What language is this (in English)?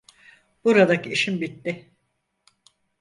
Turkish